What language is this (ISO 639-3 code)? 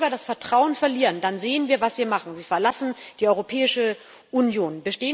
deu